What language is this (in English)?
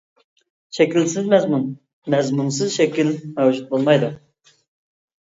Uyghur